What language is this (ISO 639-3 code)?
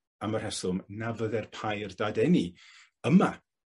cym